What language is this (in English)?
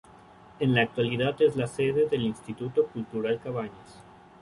Spanish